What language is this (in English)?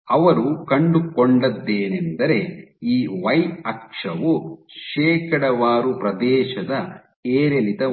Kannada